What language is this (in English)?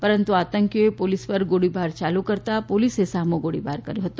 Gujarati